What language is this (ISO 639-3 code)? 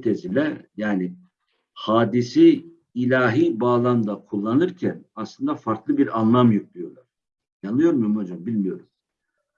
tur